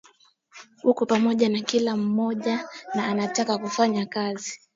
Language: Swahili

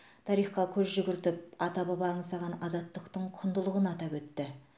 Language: Kazakh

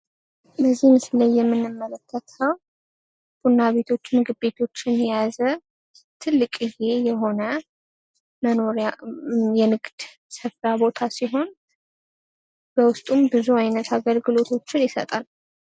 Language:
Amharic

